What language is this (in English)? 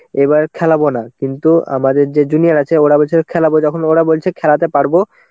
Bangla